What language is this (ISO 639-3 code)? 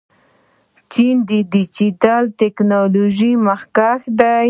pus